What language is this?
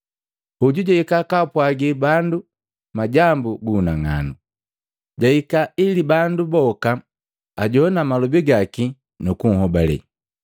Matengo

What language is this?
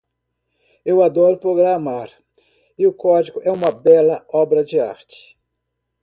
Portuguese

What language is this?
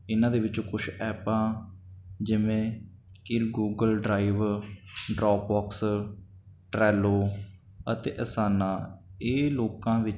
Punjabi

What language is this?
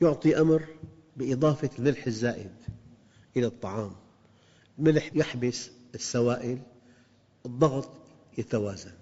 Arabic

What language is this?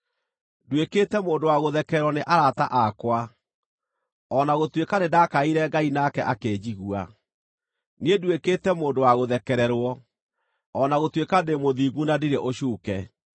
Kikuyu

